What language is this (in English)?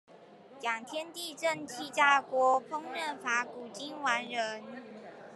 Chinese